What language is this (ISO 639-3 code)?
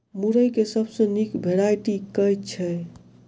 mai